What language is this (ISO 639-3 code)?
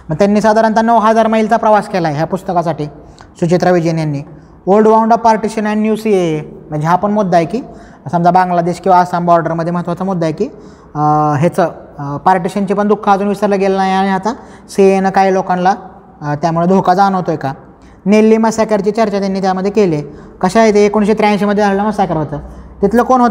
mar